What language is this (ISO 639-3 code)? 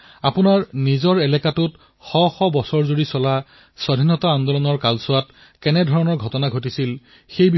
asm